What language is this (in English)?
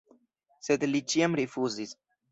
Esperanto